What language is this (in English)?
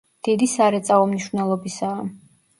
Georgian